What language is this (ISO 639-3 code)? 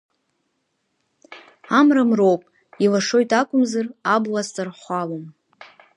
abk